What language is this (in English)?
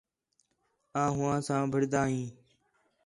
Khetrani